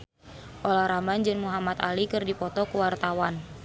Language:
Sundanese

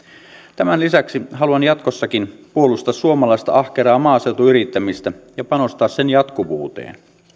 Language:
Finnish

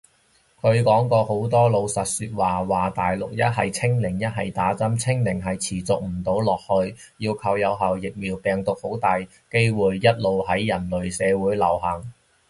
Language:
Cantonese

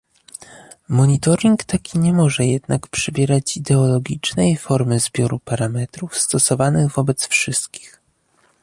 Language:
Polish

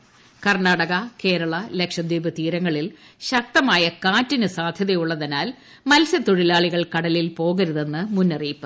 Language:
Malayalam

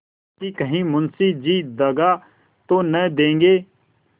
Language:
Hindi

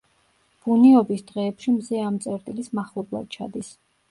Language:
Georgian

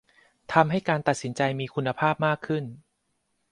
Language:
Thai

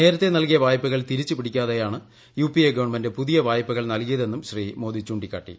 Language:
Malayalam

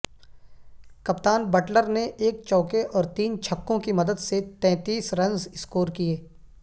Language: Urdu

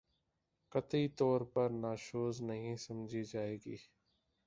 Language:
Urdu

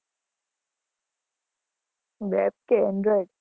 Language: Gujarati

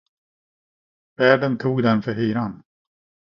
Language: Swedish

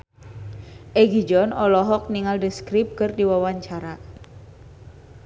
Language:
Sundanese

